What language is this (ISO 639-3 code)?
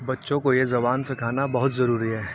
urd